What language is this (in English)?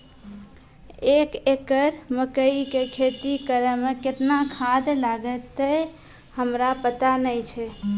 Maithili